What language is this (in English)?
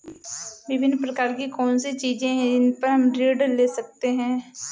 Hindi